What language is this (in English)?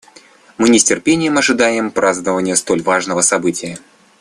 Russian